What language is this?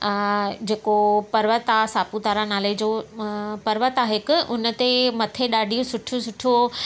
Sindhi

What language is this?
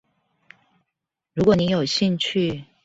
Chinese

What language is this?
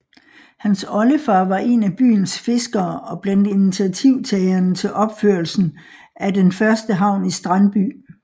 Danish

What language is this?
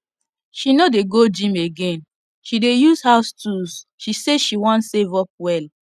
Nigerian Pidgin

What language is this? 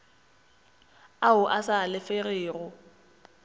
Northern Sotho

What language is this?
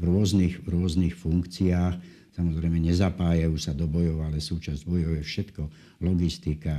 Slovak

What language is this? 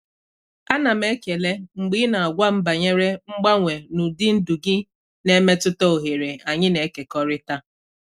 Igbo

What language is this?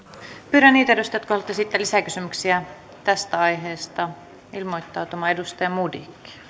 Finnish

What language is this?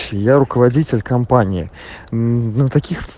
Russian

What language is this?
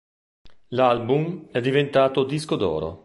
Italian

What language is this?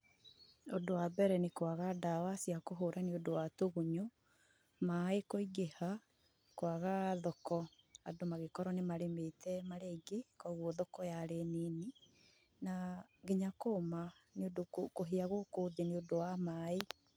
Kikuyu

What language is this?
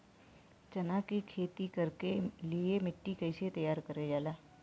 Bhojpuri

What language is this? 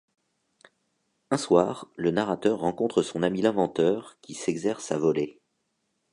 French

